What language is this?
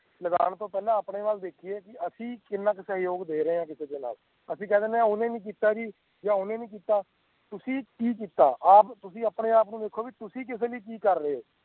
Punjabi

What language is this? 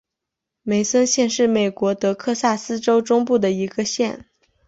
Chinese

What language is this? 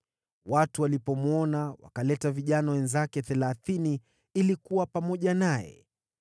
Swahili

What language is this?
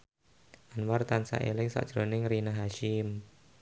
Javanese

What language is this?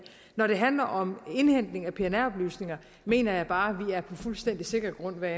Danish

